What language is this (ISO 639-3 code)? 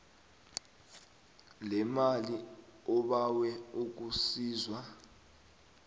nbl